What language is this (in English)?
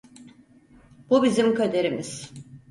Turkish